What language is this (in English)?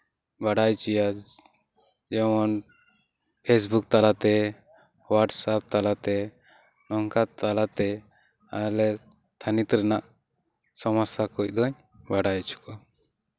Santali